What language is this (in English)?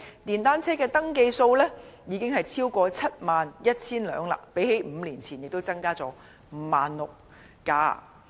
Cantonese